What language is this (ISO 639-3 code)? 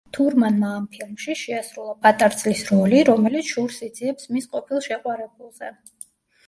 kat